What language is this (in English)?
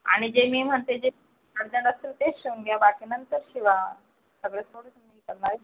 Marathi